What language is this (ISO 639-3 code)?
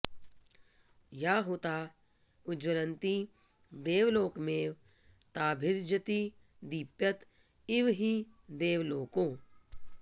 san